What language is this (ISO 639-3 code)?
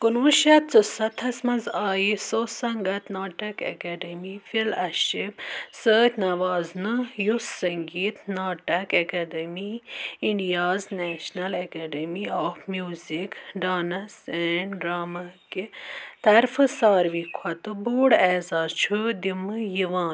kas